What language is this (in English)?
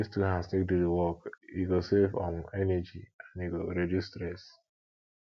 Nigerian Pidgin